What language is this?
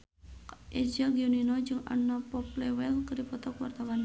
Sundanese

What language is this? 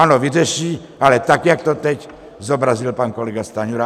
Czech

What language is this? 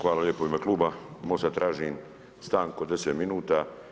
Croatian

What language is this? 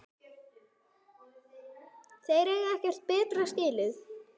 Icelandic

